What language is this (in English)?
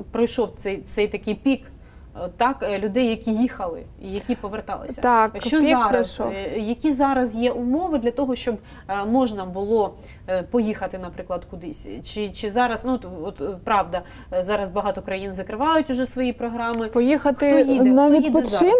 Ukrainian